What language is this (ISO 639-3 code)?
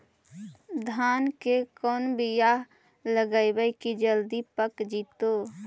mag